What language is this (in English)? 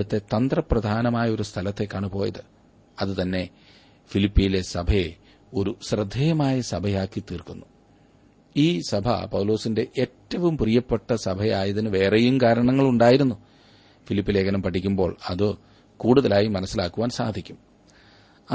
Malayalam